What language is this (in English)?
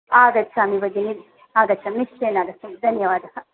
Sanskrit